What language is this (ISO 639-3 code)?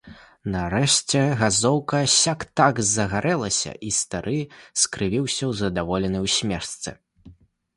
bel